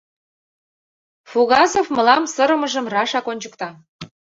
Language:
Mari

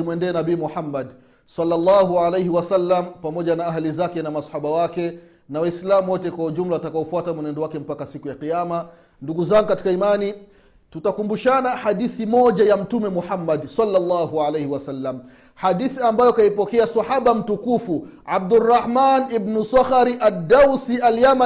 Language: Swahili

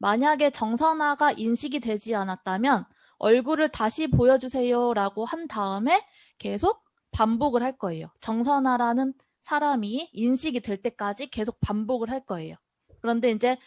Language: Korean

